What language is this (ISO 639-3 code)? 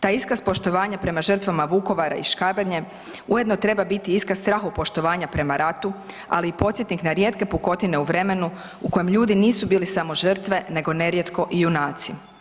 hrv